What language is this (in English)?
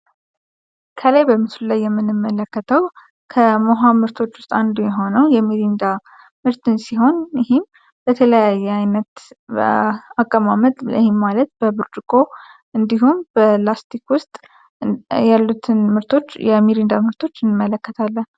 Amharic